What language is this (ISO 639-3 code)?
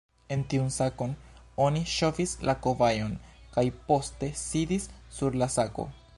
epo